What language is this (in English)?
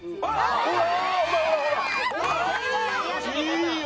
Japanese